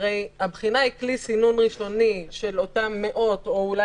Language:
Hebrew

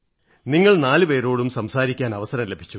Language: Malayalam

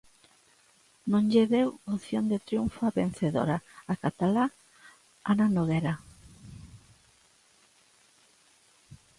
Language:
Galician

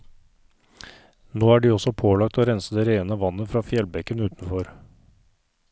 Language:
Norwegian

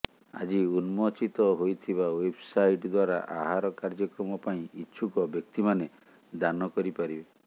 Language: Odia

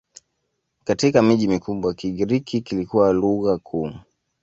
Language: Swahili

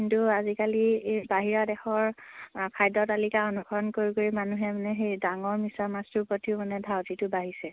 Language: Assamese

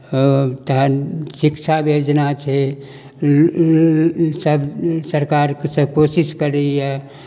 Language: Maithili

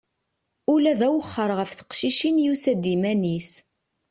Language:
Kabyle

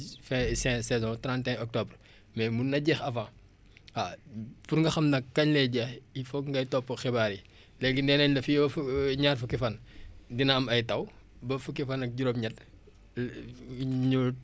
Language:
Wolof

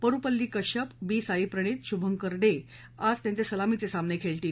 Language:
Marathi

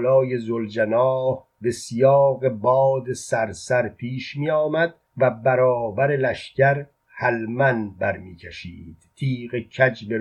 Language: Persian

